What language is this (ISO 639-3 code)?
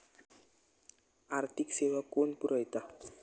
mar